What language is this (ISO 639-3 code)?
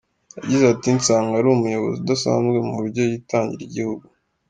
kin